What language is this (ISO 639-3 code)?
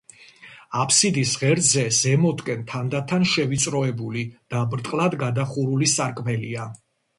kat